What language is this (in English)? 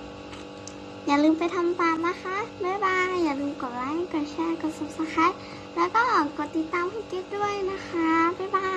Thai